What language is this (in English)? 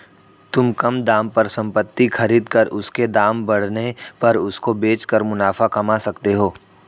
Hindi